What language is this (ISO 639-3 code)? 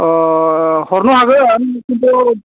brx